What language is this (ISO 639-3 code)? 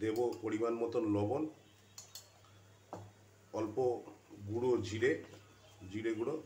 hin